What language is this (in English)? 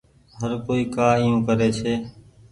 Goaria